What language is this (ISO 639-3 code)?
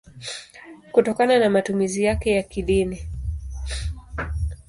swa